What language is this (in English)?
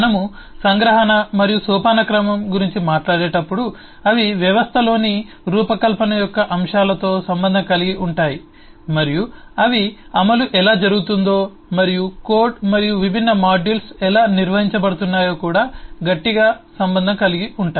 Telugu